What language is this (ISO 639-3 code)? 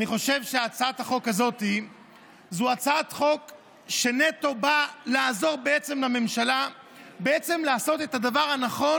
heb